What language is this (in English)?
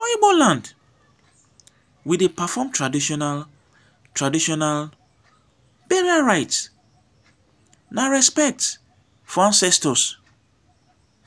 Nigerian Pidgin